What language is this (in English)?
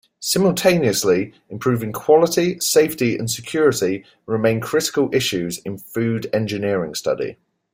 English